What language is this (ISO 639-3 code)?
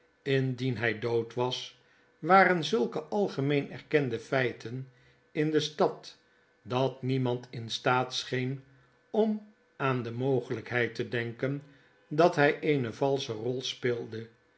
nld